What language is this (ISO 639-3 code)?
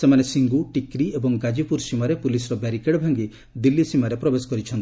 ori